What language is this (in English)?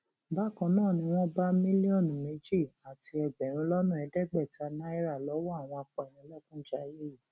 Yoruba